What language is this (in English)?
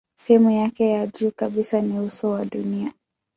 Swahili